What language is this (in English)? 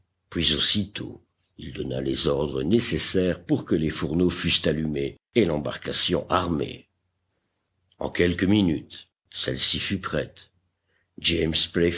French